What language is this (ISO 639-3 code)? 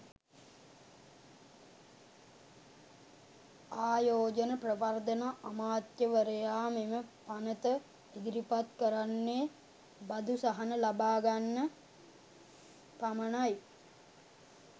sin